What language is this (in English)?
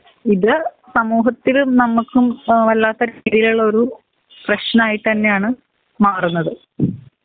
Malayalam